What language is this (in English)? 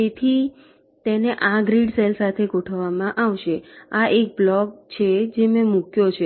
Gujarati